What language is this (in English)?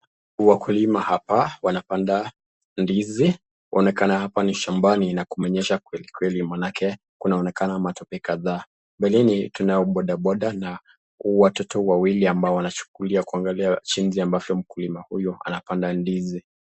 Swahili